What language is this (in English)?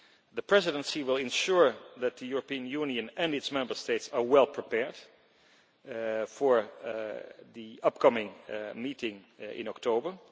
English